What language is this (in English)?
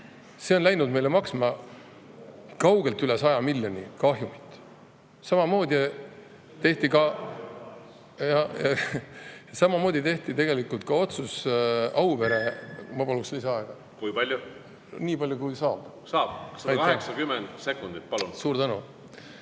Estonian